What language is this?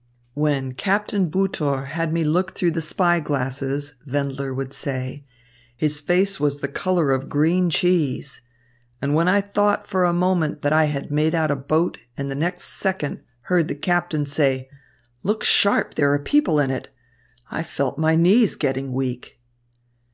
English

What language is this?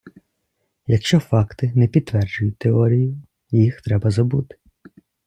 Ukrainian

